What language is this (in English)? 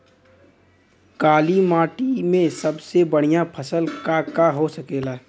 Bhojpuri